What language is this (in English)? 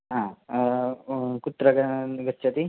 Sanskrit